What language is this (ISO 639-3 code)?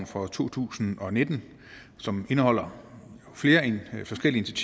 dan